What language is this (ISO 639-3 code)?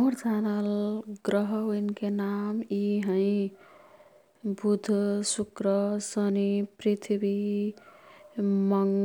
tkt